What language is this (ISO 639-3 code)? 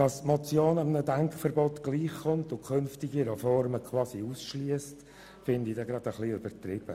gsw